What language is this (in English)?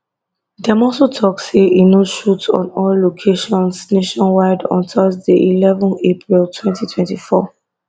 Nigerian Pidgin